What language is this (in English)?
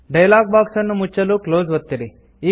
Kannada